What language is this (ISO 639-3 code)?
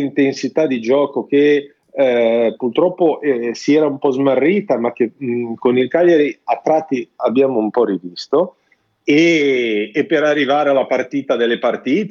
ita